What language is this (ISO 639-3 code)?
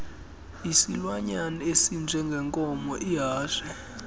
xho